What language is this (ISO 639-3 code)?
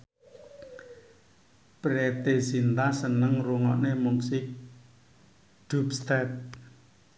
jav